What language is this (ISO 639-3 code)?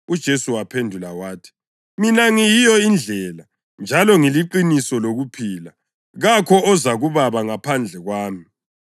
nde